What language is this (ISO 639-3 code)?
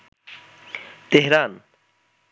ben